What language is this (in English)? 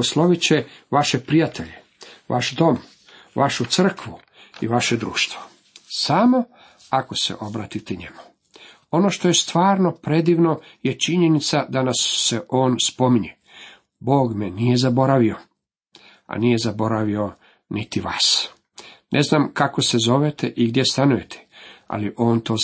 Croatian